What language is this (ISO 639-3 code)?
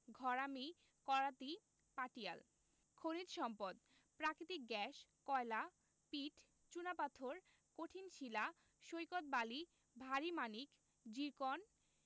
ben